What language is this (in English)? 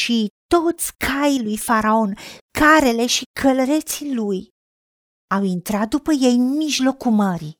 Romanian